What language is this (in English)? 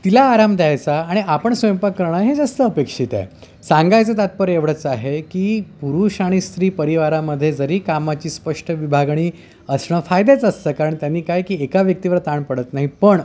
Marathi